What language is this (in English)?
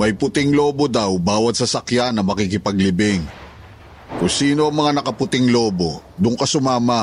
Filipino